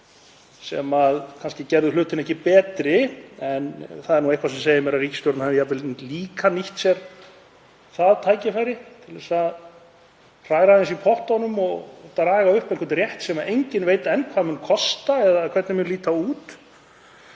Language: Icelandic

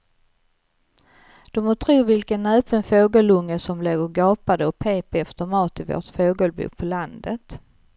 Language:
Swedish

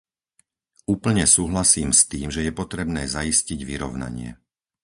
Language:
Slovak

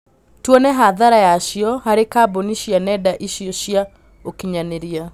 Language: Kikuyu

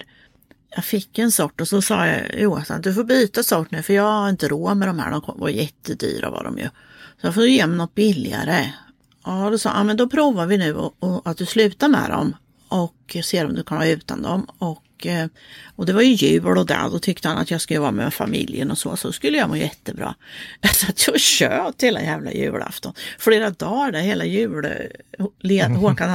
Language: Swedish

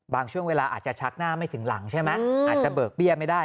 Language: Thai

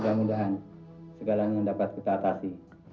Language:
Indonesian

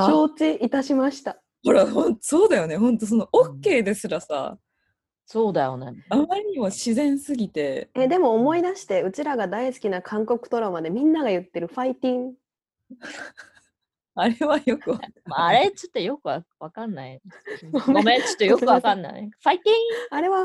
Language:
Japanese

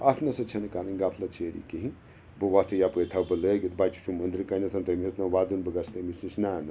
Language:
Kashmiri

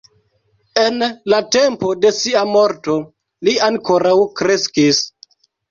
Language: Esperanto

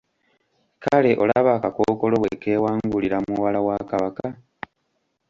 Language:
Ganda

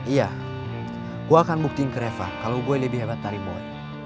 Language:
Indonesian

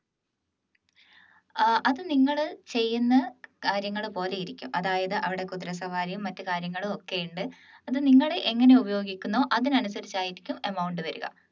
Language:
Malayalam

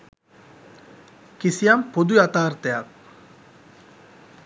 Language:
Sinhala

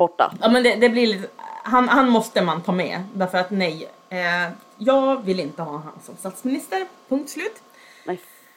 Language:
Swedish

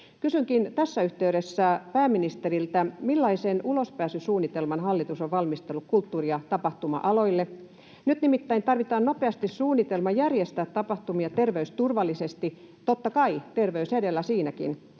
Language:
Finnish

